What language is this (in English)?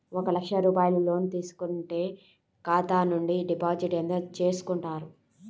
Telugu